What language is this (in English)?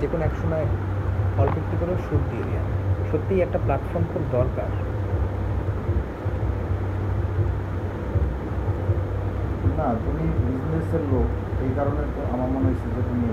Bangla